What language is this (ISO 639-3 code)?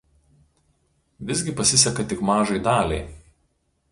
lit